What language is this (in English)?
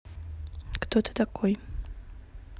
Russian